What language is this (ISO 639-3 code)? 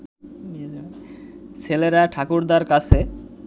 ben